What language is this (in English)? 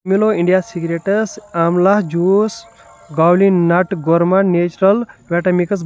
Kashmiri